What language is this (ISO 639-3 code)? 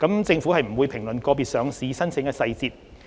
yue